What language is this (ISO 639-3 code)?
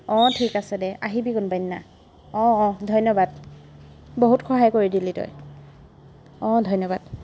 asm